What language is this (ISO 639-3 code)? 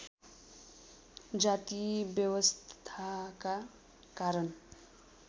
nep